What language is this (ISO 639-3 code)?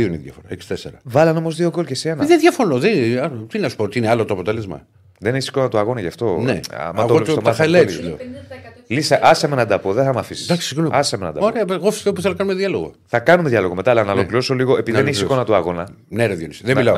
ell